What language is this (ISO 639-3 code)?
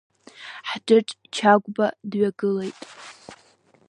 abk